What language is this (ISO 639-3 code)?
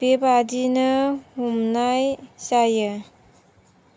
brx